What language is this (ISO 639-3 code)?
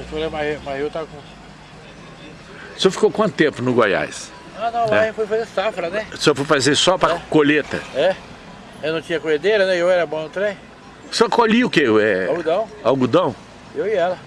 por